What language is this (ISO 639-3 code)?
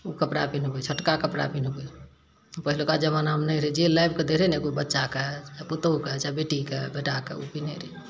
mai